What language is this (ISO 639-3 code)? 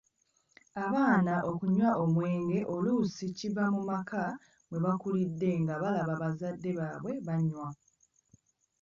lug